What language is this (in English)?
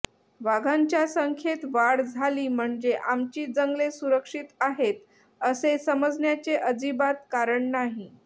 Marathi